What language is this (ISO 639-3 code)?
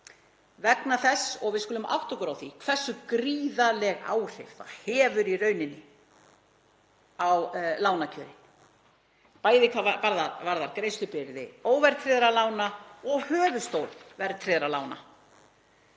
isl